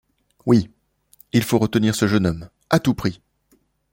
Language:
French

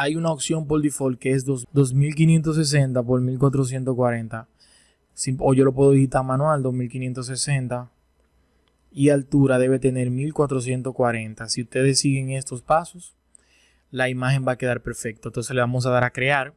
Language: Spanish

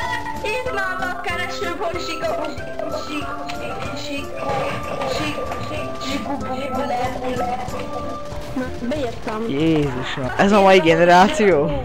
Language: Hungarian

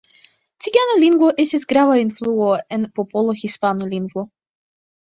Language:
Esperanto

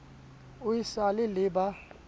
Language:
Southern Sotho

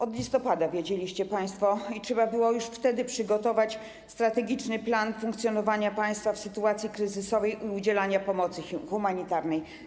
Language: Polish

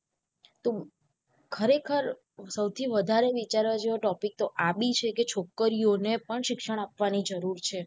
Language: Gujarati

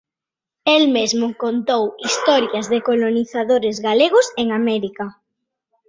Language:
Galician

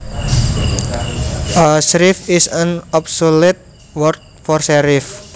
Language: Javanese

